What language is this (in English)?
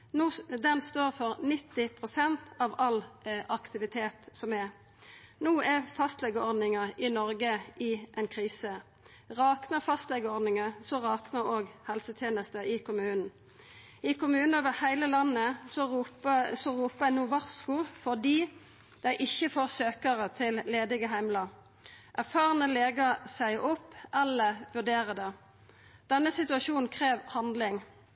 Norwegian Nynorsk